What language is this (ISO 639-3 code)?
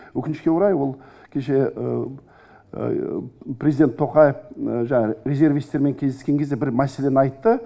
kaz